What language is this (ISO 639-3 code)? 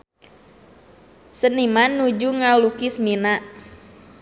sun